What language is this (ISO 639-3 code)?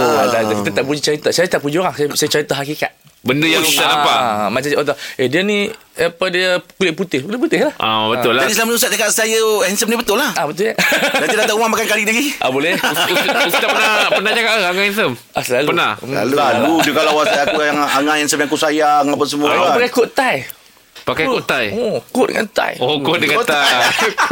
msa